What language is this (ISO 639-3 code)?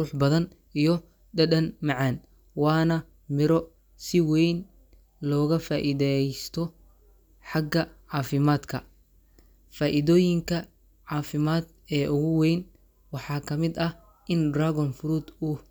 som